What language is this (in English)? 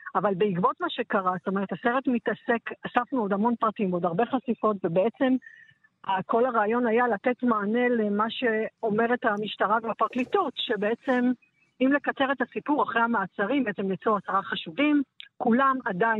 Hebrew